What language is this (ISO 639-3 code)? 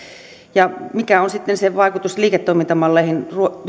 fin